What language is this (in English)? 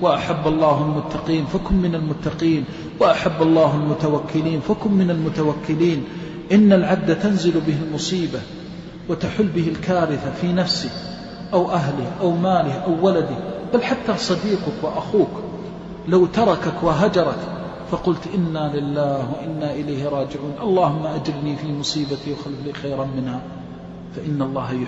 Arabic